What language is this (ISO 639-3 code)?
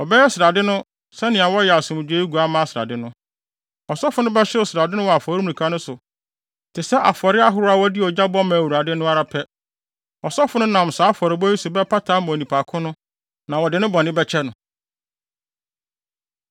aka